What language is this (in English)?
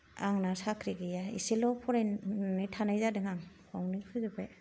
Bodo